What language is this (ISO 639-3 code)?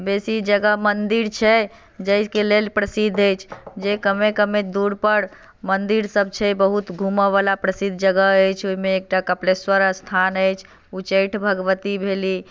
mai